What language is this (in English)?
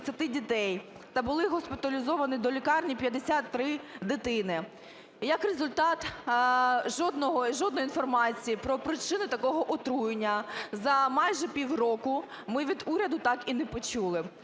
Ukrainian